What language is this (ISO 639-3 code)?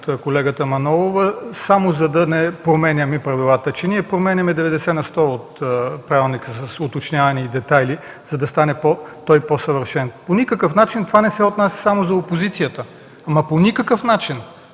bul